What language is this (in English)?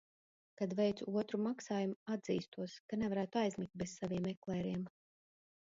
Latvian